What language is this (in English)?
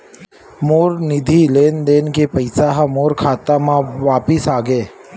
Chhattisgarhi